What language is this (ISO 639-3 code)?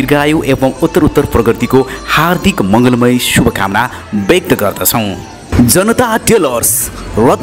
hin